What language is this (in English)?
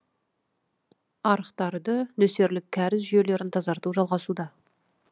Kazakh